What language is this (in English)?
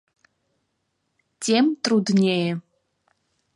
Abkhazian